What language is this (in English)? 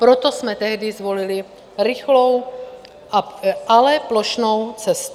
Czech